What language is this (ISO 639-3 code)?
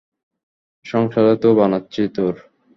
ben